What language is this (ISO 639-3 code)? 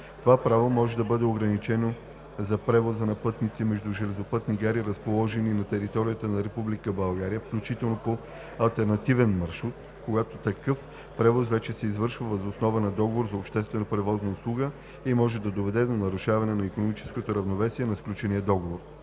bul